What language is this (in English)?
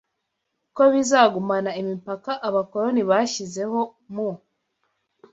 Kinyarwanda